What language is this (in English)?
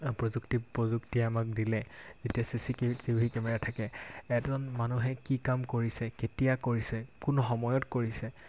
Assamese